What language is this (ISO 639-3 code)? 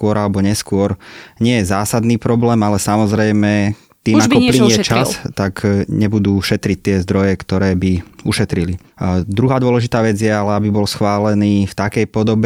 slk